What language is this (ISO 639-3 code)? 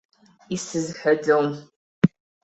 abk